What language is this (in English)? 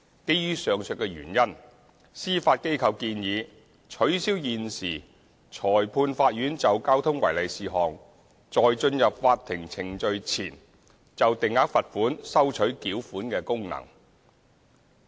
Cantonese